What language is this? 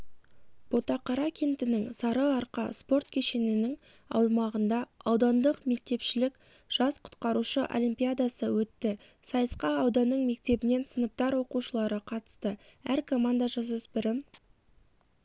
Kazakh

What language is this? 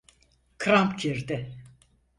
Turkish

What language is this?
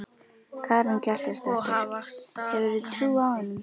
Icelandic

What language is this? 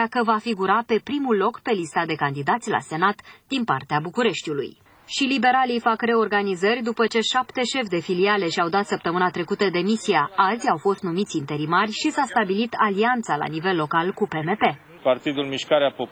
Romanian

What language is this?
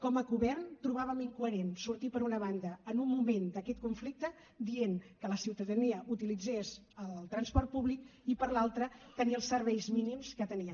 Catalan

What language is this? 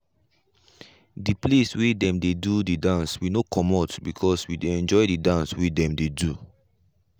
Nigerian Pidgin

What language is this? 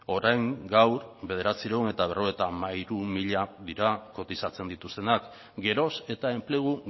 Basque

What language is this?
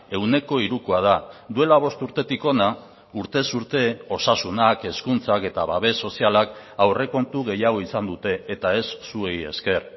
Basque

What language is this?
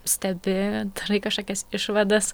Lithuanian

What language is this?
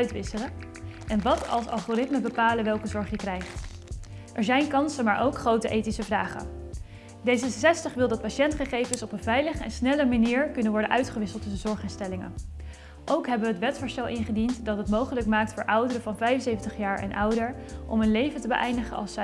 Dutch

